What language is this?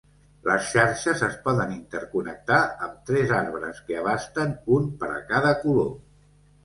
Catalan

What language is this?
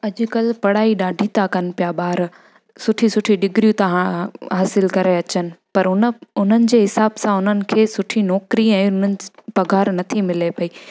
Sindhi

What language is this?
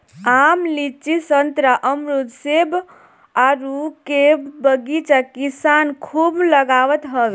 Bhojpuri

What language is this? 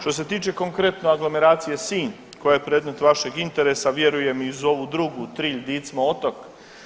Croatian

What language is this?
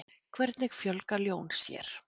Icelandic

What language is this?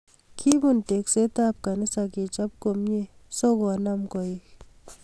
Kalenjin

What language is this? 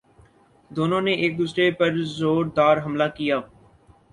Urdu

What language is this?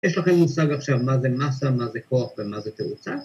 Hebrew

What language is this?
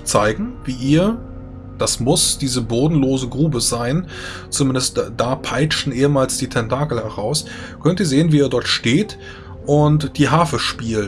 German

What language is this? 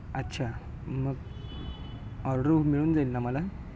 Marathi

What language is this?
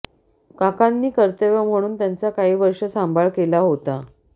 Marathi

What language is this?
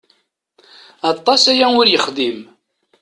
Kabyle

